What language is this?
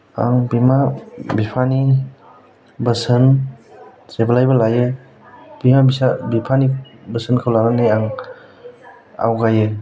Bodo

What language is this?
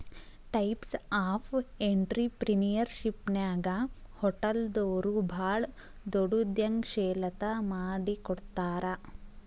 Kannada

